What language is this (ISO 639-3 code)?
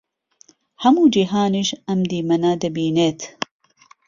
ckb